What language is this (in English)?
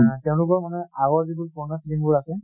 Assamese